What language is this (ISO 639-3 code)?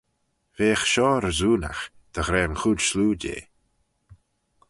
glv